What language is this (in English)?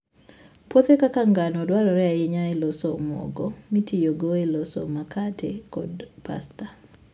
Luo (Kenya and Tanzania)